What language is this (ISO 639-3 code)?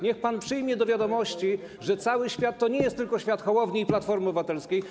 pol